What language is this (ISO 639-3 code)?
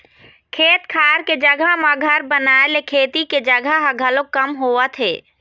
hne